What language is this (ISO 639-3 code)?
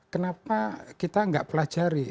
ind